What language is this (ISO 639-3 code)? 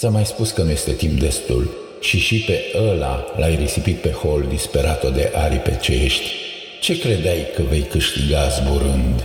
ron